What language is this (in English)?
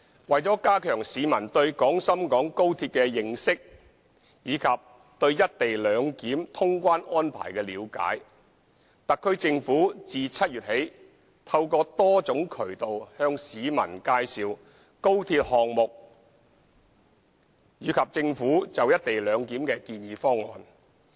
Cantonese